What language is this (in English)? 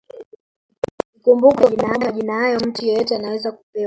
Swahili